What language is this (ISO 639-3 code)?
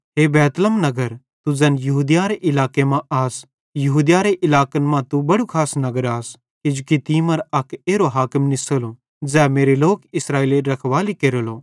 bhd